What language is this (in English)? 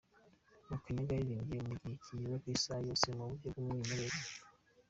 Kinyarwanda